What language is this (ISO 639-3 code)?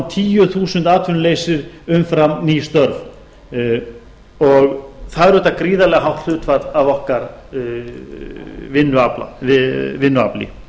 isl